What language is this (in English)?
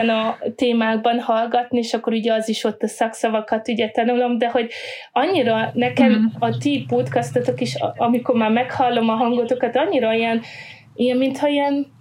Hungarian